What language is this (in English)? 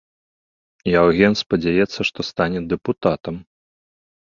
Belarusian